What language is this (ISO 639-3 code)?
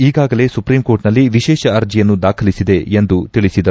kan